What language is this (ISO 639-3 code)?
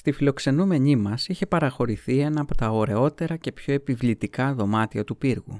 ell